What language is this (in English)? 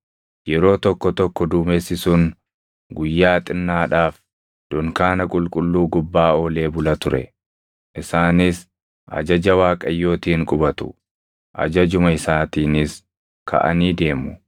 Oromo